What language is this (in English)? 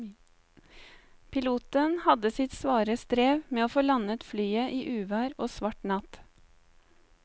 Norwegian